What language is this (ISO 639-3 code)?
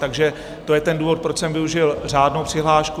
ces